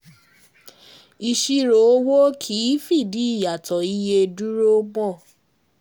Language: Yoruba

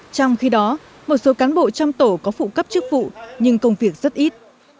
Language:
Vietnamese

